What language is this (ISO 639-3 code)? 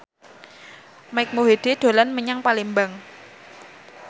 jav